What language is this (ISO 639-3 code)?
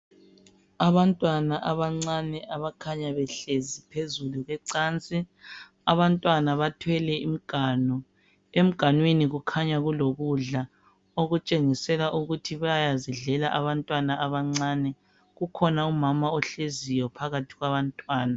nde